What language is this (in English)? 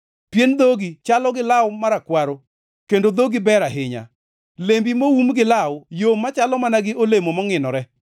Luo (Kenya and Tanzania)